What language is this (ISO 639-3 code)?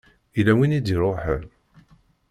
kab